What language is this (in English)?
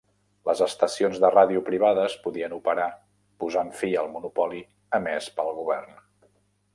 Catalan